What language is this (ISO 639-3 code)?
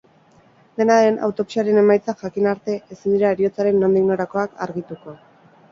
eus